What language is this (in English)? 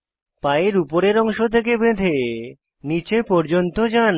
Bangla